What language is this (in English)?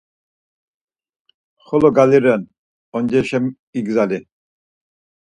Laz